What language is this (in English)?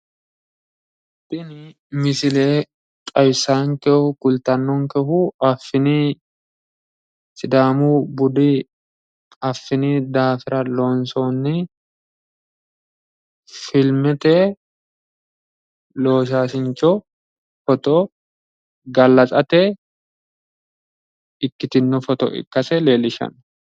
Sidamo